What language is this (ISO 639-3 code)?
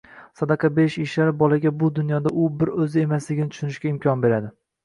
uzb